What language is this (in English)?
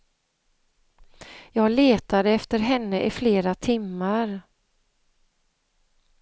Swedish